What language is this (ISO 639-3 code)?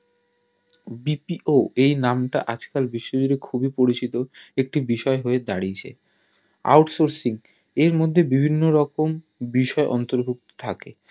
ben